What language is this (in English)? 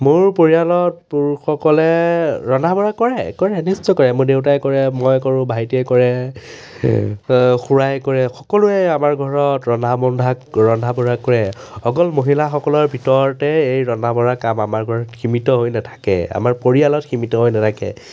Assamese